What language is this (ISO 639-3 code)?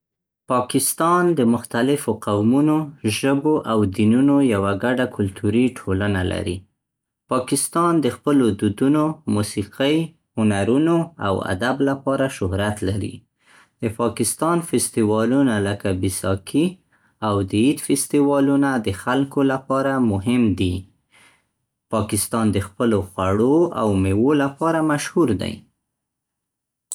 pst